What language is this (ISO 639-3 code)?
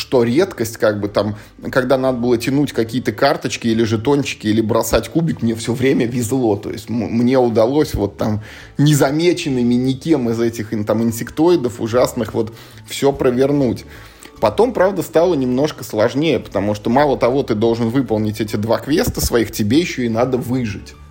rus